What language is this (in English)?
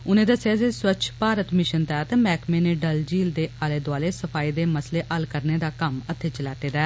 Dogri